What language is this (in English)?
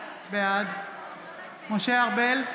Hebrew